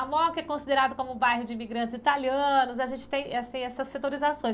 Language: Portuguese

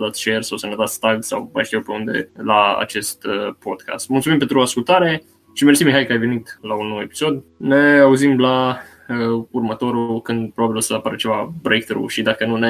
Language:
Romanian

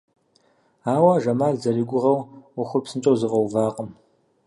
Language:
Kabardian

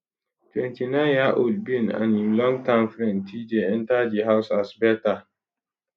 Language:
Nigerian Pidgin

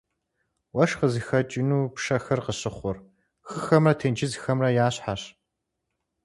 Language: Kabardian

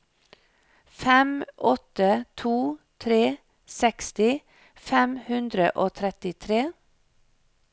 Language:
Norwegian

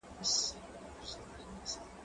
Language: Pashto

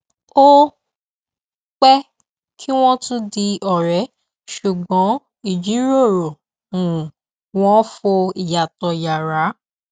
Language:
Yoruba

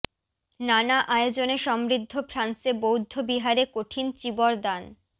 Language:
Bangla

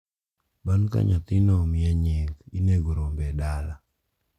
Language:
Luo (Kenya and Tanzania)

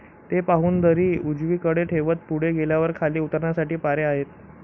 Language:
Marathi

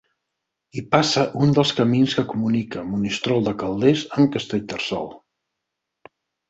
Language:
Catalan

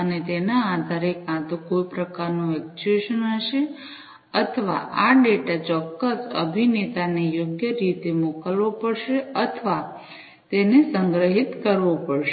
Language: Gujarati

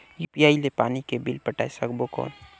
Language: Chhattisgarhi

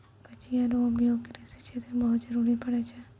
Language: Maithili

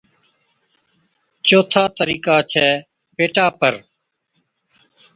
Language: Od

